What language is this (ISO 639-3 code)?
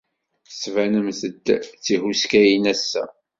kab